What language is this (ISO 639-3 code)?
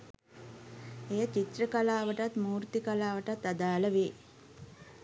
sin